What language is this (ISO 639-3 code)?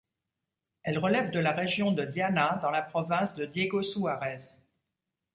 fra